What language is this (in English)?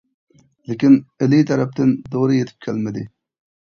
Uyghur